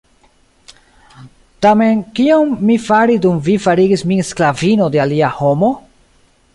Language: Esperanto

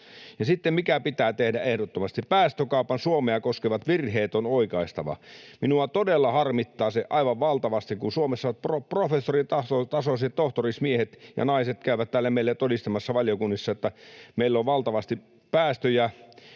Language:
Finnish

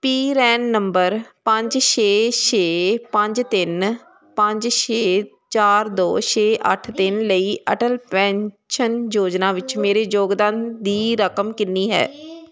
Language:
Punjabi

